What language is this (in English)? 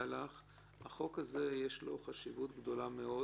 Hebrew